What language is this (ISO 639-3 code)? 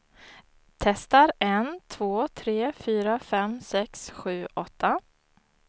swe